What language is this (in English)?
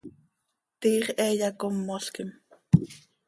Seri